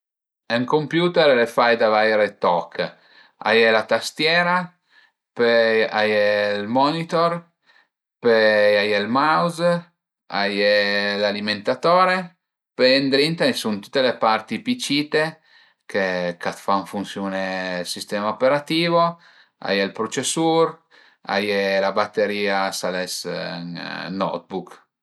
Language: Piedmontese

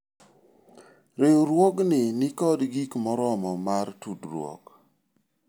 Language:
Luo (Kenya and Tanzania)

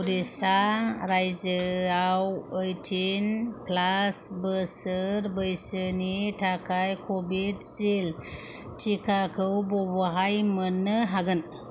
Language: Bodo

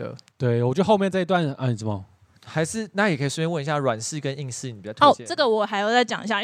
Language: Chinese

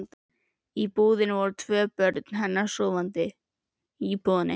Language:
Icelandic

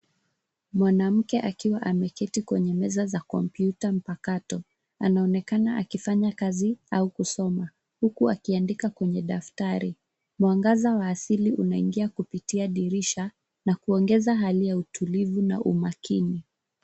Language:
Swahili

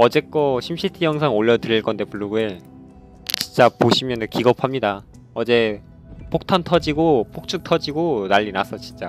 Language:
Korean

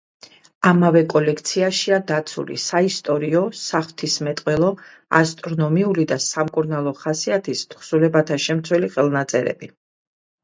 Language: Georgian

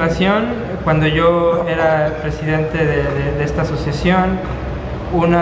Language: Spanish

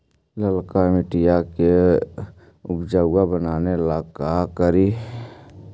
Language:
Magahi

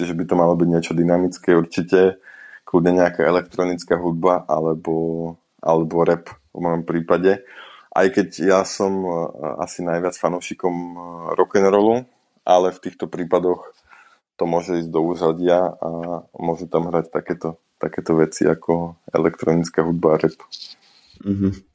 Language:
Slovak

